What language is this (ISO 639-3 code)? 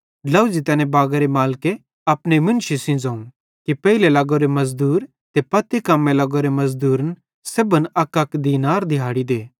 bhd